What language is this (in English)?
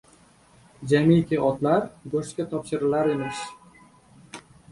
Uzbek